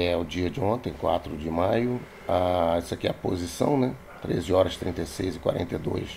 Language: Portuguese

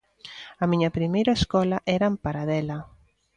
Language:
Galician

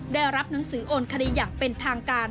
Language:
Thai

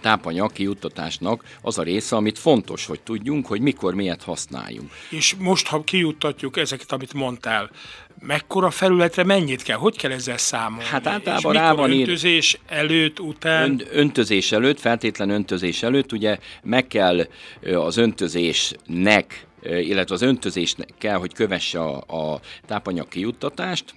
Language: Hungarian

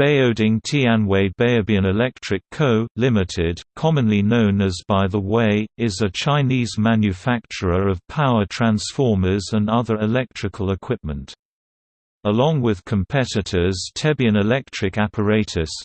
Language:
English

